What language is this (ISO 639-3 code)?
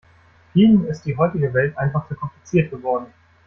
deu